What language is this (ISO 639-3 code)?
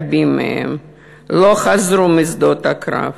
heb